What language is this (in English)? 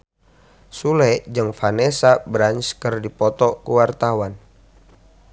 Sundanese